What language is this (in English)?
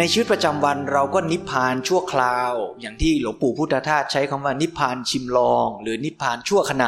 Thai